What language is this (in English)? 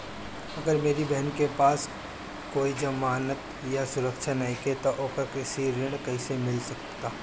Bhojpuri